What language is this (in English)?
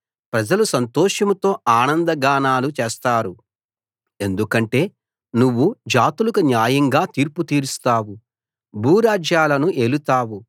Telugu